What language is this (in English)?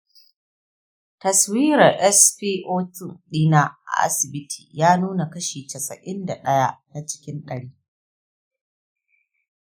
Hausa